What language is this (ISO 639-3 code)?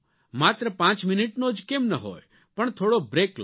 guj